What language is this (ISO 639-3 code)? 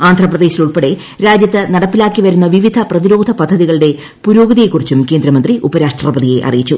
mal